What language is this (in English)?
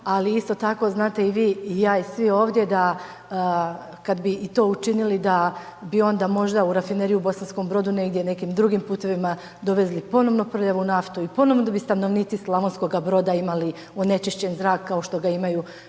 Croatian